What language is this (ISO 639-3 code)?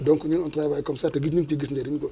wol